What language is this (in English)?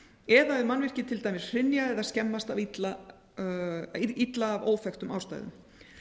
Icelandic